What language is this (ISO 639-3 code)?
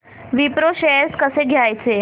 mar